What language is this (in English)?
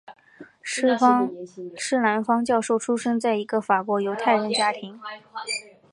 Chinese